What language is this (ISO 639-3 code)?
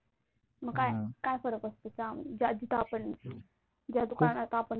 mar